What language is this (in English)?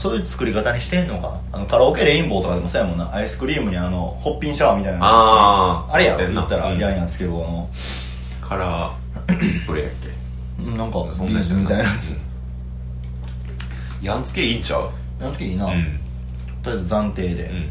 Japanese